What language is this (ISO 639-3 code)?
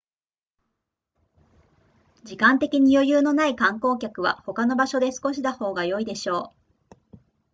jpn